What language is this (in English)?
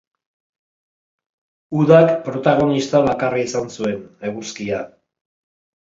Basque